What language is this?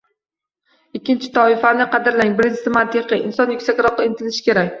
Uzbek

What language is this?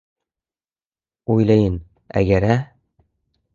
Uzbek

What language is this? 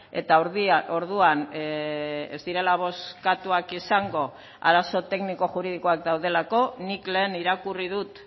Basque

